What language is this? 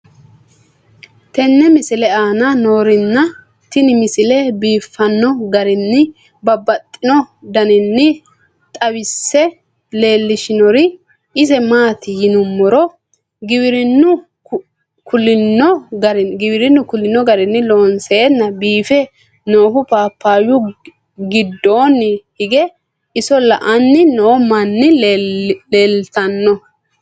Sidamo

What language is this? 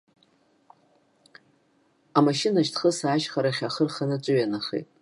Abkhazian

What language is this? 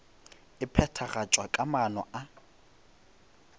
Northern Sotho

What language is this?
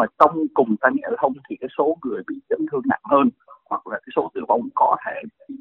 Vietnamese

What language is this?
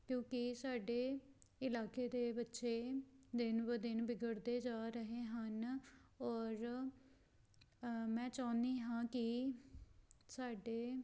Punjabi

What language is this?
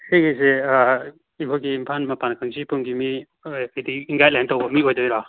Manipuri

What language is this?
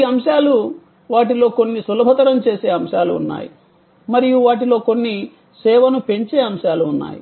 Telugu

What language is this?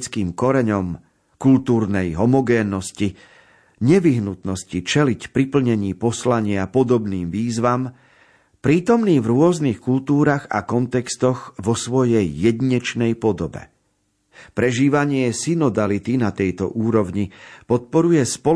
Slovak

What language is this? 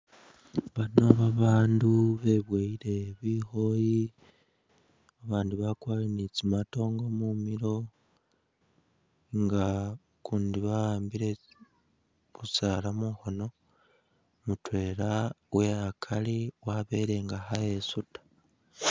Masaaba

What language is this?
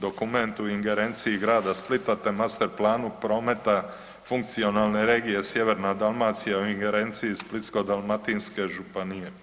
Croatian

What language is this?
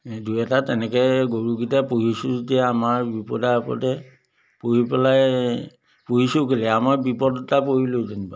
Assamese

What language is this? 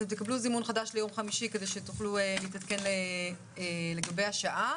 Hebrew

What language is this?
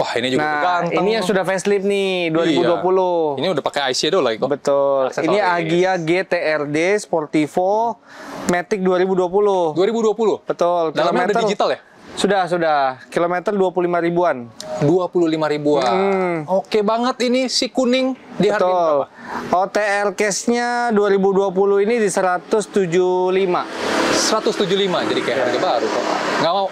Indonesian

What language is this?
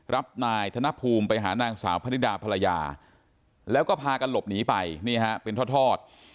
Thai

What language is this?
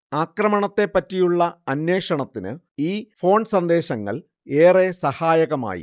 Malayalam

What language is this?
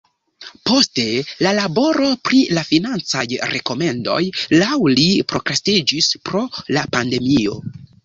Esperanto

